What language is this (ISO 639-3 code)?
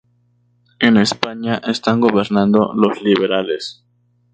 spa